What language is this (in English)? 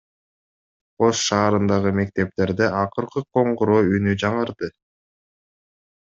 Kyrgyz